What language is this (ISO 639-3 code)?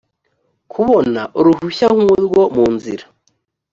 kin